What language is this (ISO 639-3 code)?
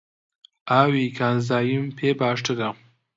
ckb